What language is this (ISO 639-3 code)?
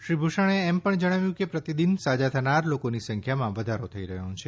guj